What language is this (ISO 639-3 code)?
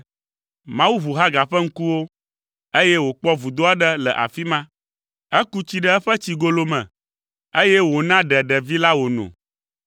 ewe